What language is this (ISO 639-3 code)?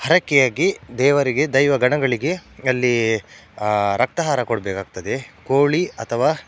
kan